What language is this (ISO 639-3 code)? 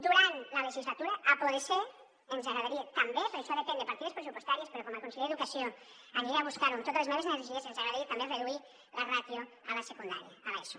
cat